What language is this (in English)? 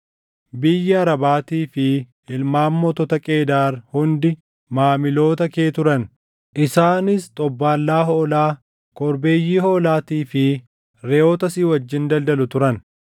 Oromo